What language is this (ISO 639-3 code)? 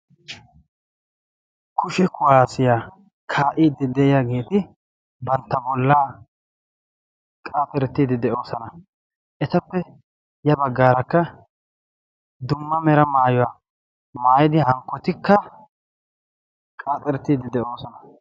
wal